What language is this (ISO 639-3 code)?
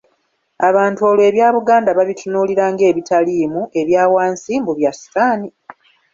lug